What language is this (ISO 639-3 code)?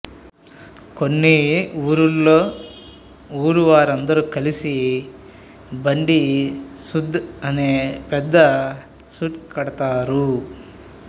tel